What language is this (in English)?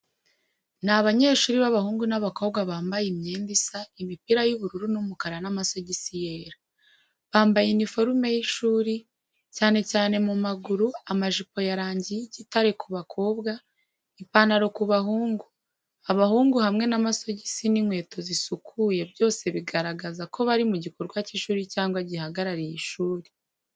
Kinyarwanda